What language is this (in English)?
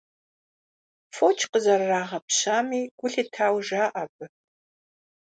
Kabardian